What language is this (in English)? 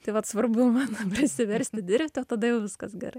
Lithuanian